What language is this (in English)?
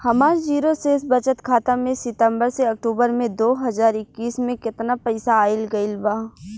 Bhojpuri